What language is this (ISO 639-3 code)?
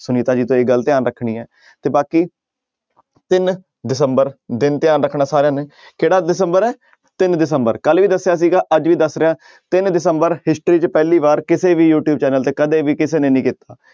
pan